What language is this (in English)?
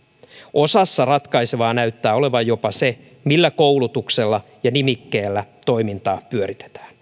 Finnish